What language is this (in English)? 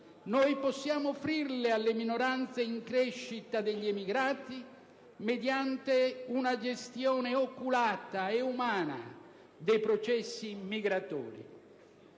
Italian